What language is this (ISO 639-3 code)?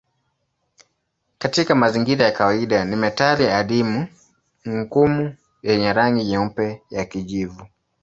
swa